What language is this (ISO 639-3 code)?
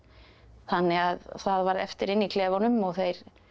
isl